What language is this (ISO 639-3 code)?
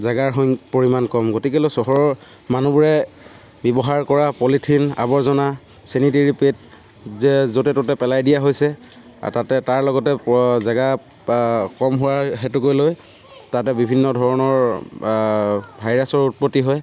asm